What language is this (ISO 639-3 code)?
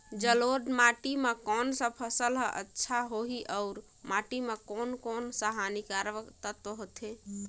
hne